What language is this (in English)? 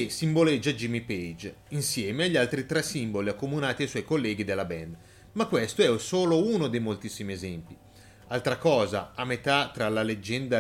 Italian